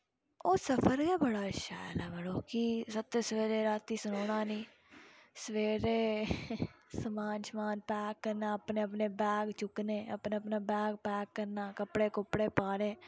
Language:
Dogri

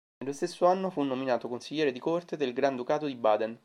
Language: Italian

